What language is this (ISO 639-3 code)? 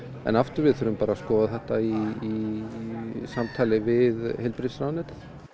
isl